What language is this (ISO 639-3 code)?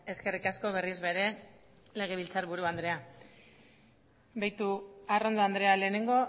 eus